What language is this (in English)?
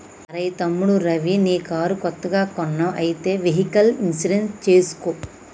Telugu